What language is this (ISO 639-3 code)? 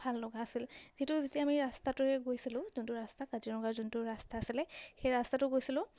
asm